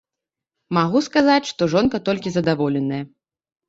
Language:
Belarusian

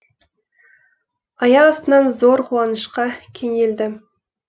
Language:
Kazakh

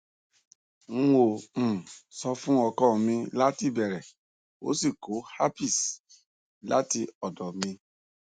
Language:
Yoruba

